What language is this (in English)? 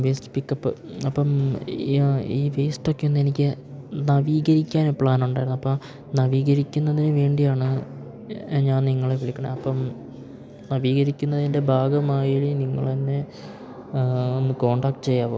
Malayalam